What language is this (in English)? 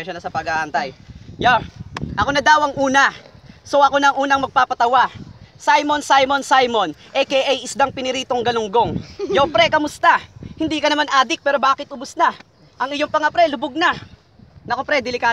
Filipino